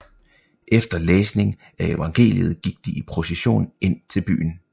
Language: Danish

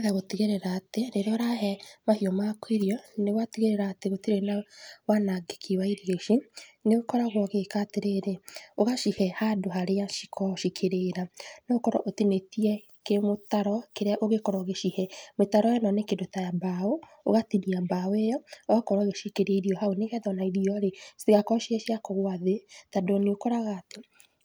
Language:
Kikuyu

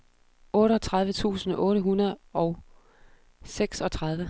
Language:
Danish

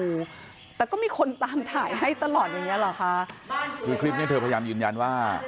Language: Thai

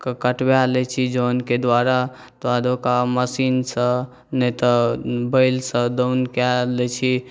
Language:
Maithili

